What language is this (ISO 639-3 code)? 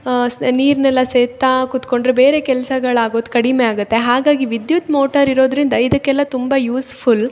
kan